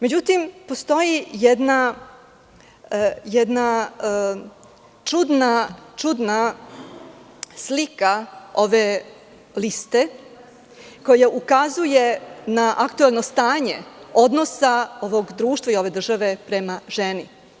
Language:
Serbian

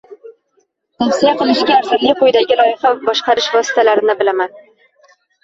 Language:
Uzbek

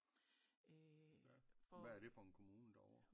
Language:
Danish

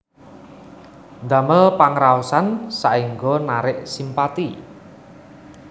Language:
Javanese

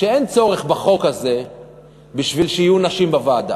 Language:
Hebrew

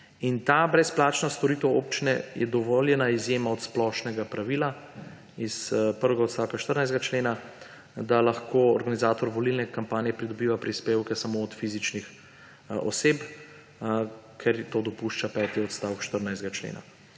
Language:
Slovenian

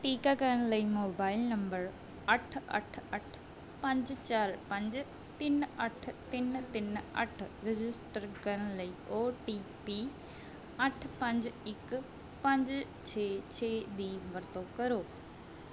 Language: Punjabi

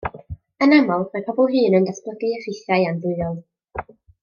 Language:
Welsh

